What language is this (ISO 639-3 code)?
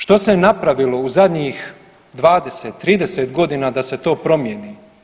hrv